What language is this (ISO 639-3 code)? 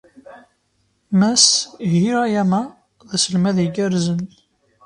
kab